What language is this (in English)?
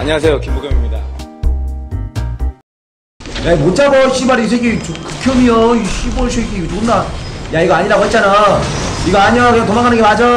Korean